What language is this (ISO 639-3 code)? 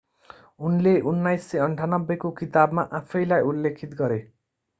nep